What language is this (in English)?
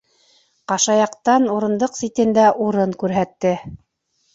Bashkir